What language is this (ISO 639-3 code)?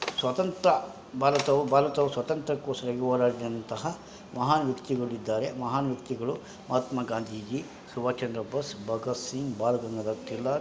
kan